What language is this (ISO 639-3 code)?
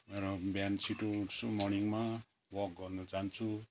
nep